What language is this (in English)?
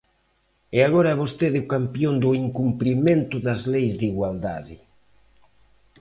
Galician